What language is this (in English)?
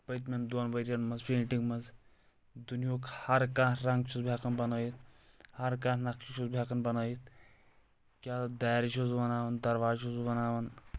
Kashmiri